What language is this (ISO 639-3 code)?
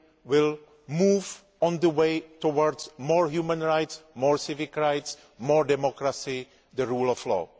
eng